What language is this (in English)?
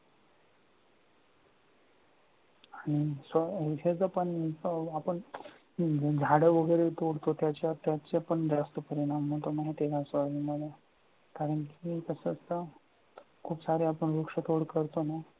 Marathi